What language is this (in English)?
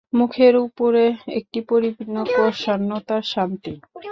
Bangla